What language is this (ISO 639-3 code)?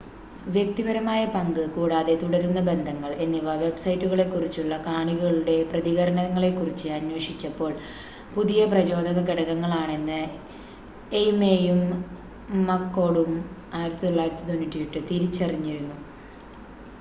mal